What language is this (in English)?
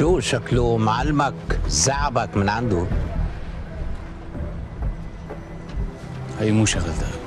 Arabic